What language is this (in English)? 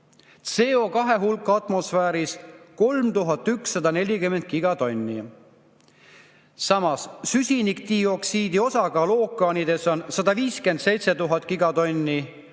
Estonian